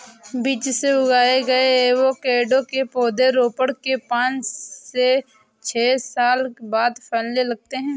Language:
Hindi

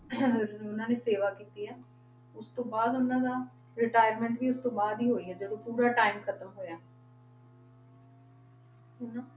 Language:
Punjabi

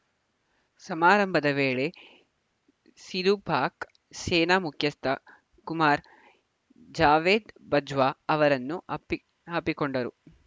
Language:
Kannada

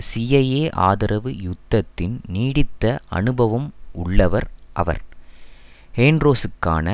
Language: Tamil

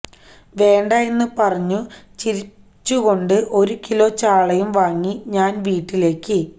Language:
Malayalam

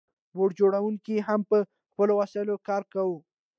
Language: Pashto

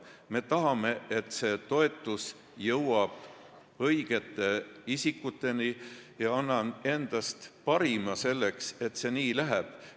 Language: Estonian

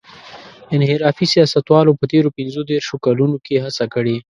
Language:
Pashto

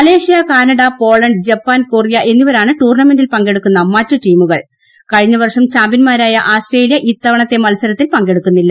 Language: Malayalam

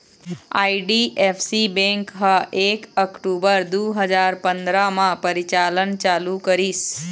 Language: Chhattisgarhi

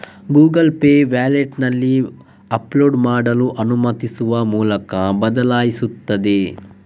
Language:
Kannada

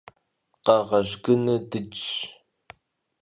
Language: Kabardian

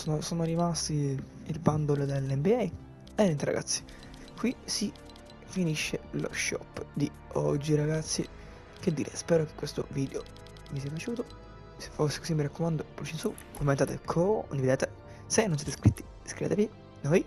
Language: Italian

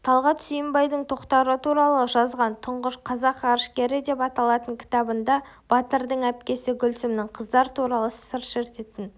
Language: Kazakh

